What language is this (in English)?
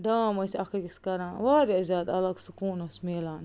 Kashmiri